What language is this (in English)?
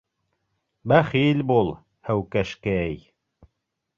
Bashkir